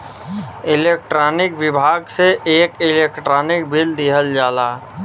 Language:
Bhojpuri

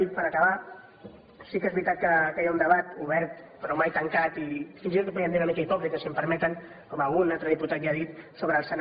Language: Catalan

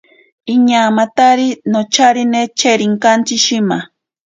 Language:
Ashéninka Perené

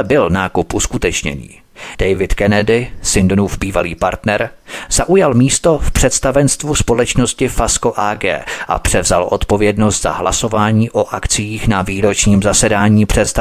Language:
Czech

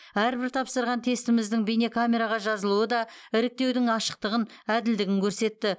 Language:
Kazakh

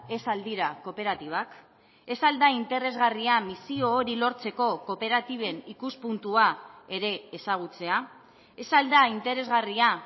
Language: Basque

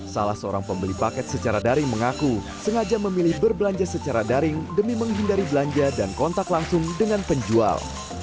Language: Indonesian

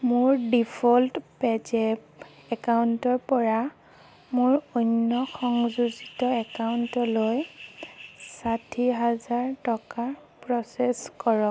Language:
Assamese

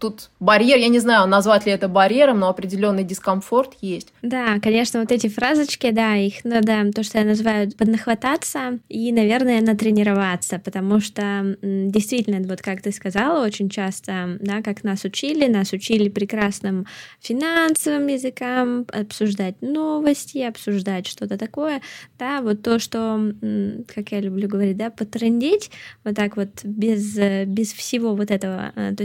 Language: Russian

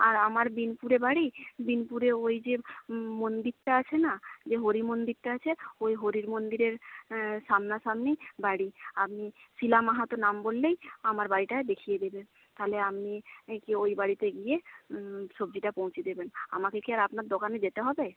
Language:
Bangla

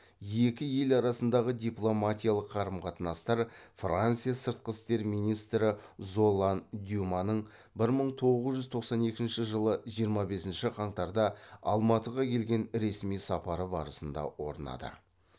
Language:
Kazakh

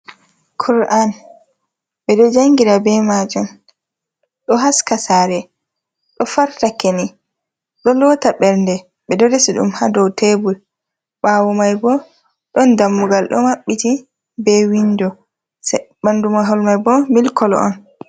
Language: Fula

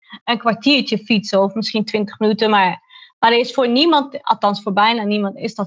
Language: Dutch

